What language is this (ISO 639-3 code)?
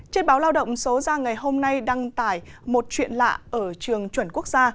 vie